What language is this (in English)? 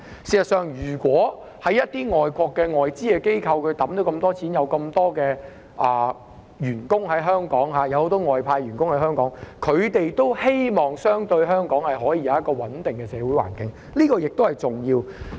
Cantonese